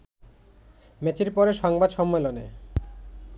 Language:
Bangla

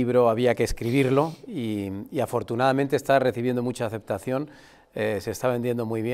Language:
Spanish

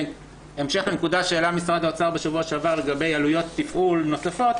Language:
Hebrew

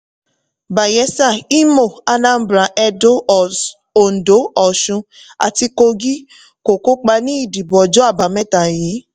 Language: Yoruba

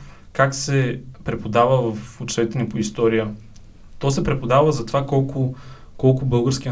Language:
Bulgarian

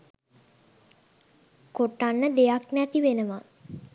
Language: Sinhala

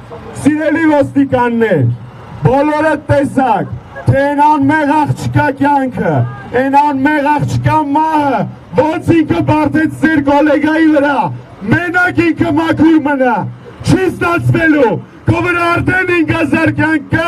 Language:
Romanian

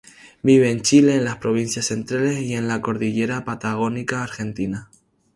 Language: Spanish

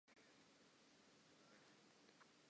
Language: English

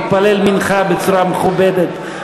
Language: Hebrew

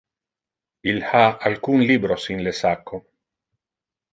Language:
Interlingua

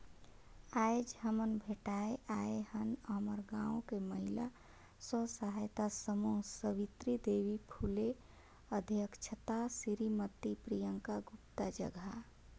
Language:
Chhattisgarhi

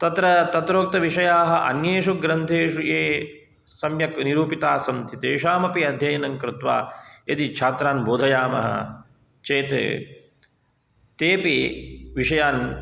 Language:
Sanskrit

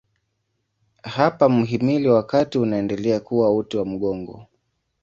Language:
Swahili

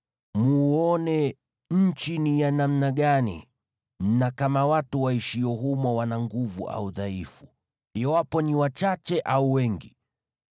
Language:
Swahili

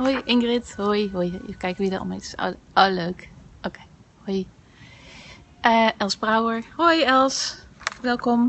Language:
Dutch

